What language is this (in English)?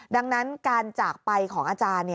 Thai